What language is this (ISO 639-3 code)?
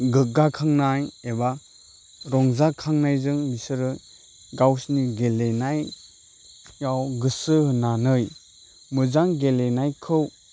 brx